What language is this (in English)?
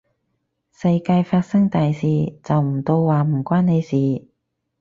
Cantonese